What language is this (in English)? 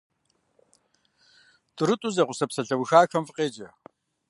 Kabardian